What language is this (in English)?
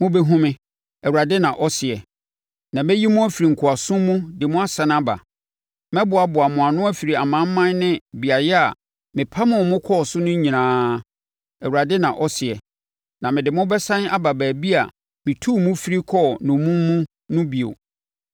Akan